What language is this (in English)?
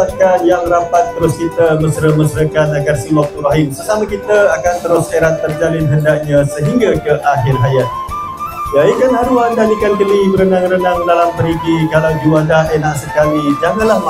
Malay